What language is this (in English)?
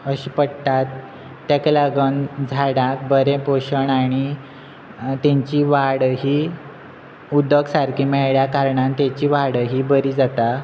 Konkani